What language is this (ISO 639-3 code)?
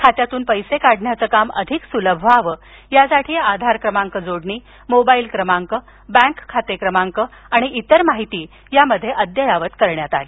mar